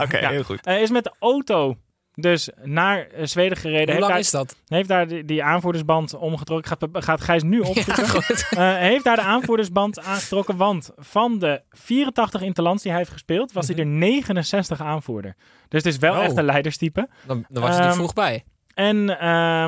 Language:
Dutch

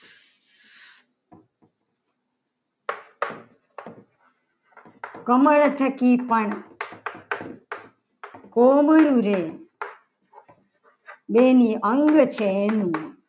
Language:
Gujarati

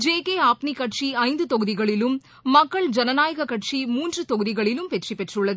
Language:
Tamil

